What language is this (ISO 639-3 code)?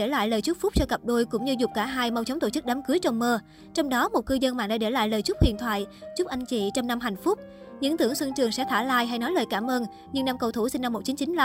vie